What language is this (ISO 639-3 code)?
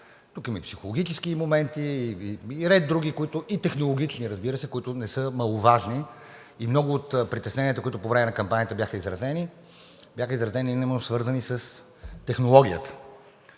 bul